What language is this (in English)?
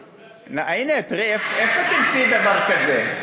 Hebrew